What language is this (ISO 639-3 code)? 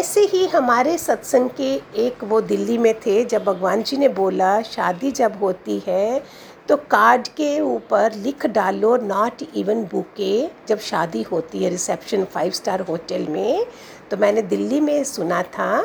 hin